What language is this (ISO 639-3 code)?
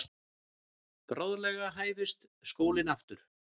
isl